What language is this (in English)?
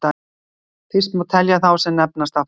Icelandic